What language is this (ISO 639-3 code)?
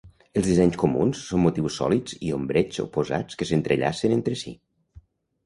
cat